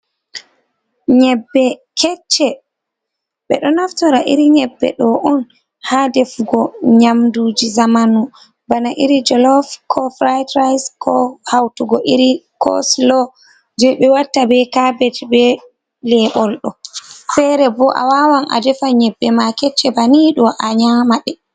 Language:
Fula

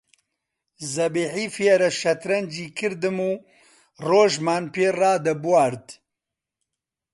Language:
Central Kurdish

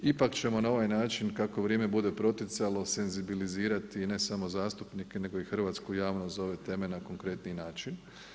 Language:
Croatian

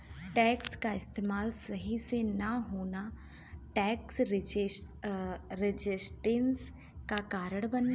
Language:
Bhojpuri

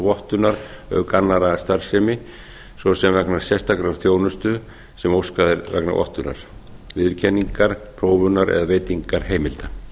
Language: Icelandic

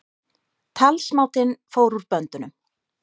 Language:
Icelandic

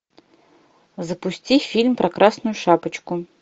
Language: Russian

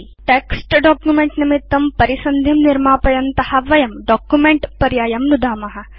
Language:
Sanskrit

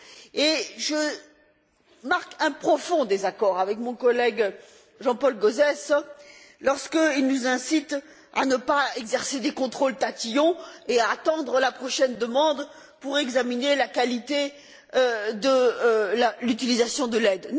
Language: French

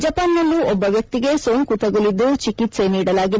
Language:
Kannada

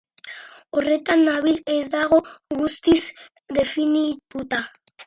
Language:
Basque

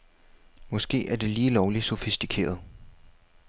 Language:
Danish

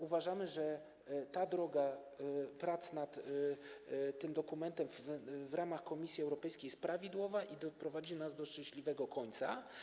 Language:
Polish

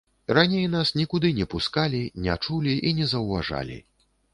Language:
Belarusian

